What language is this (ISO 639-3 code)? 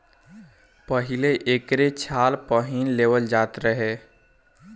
bho